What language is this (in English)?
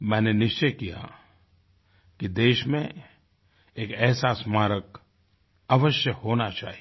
Hindi